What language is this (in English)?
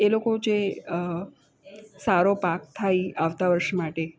Gujarati